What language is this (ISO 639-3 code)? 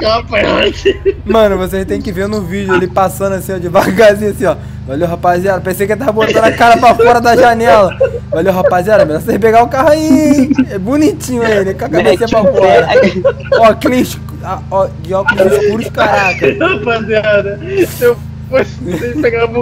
por